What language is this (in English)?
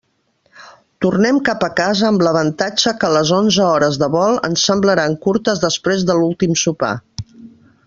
Catalan